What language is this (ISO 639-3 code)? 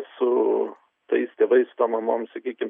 lit